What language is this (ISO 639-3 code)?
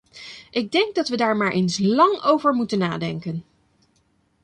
nld